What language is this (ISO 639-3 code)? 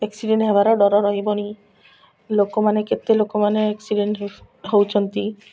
ori